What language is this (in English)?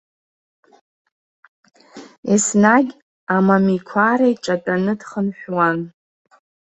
Abkhazian